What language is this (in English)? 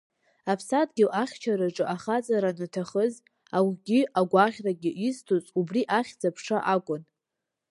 Abkhazian